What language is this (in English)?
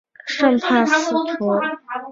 Chinese